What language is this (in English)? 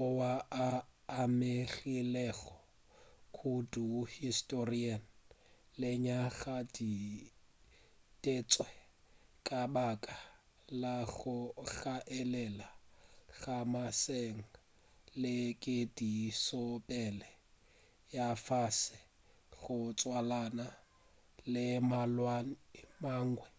Northern Sotho